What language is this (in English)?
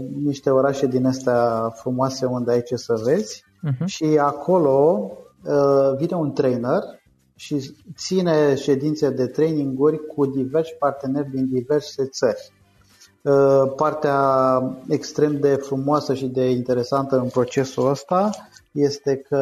Romanian